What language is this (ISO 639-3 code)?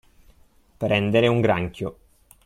ita